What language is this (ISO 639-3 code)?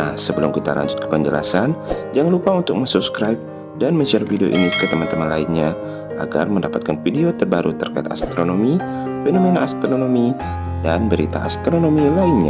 ind